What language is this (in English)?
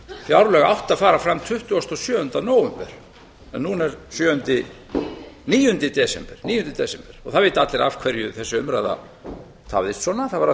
Icelandic